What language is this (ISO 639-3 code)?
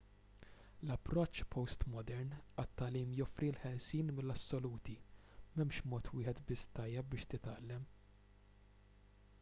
mlt